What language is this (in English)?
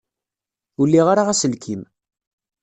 Kabyle